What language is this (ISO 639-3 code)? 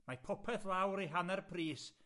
cym